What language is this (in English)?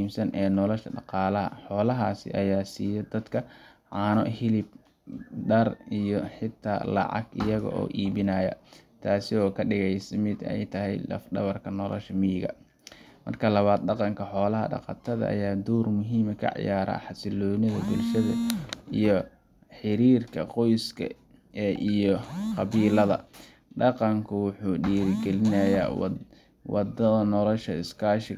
Somali